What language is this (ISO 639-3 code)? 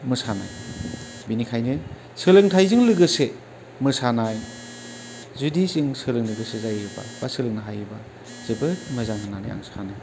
brx